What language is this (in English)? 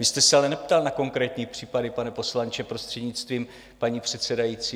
Czech